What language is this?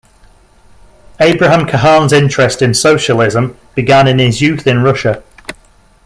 English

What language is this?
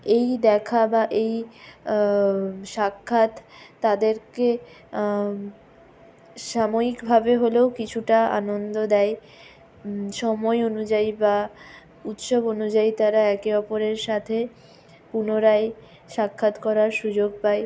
Bangla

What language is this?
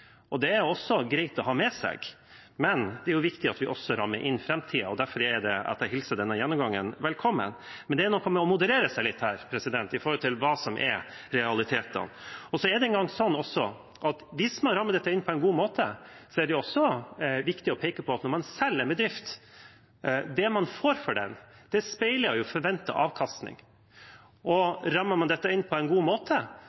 Norwegian Bokmål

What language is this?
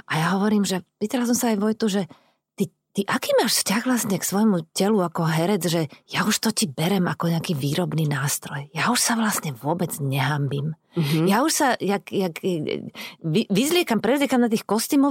Slovak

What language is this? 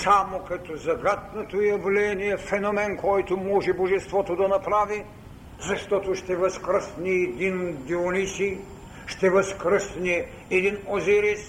Bulgarian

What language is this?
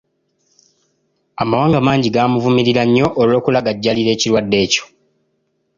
Ganda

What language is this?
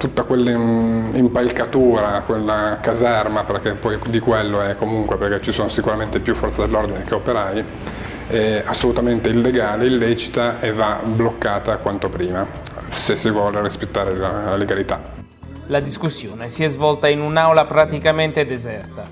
Italian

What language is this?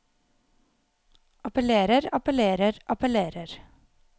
Norwegian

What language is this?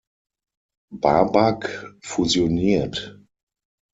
German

